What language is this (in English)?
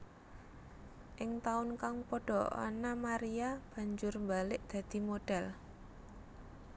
Javanese